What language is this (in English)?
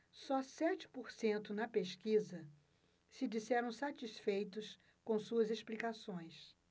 Portuguese